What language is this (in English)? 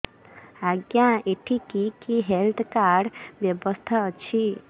Odia